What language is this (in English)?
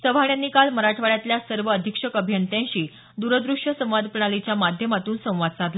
Marathi